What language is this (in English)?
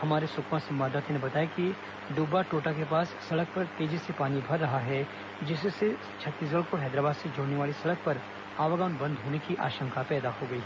Hindi